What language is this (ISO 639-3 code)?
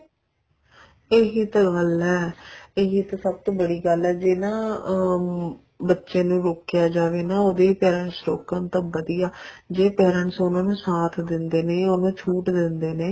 pan